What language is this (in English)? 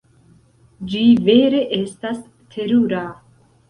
Esperanto